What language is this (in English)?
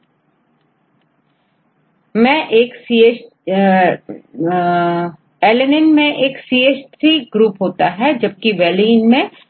Hindi